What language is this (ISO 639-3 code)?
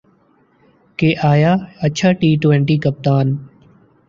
urd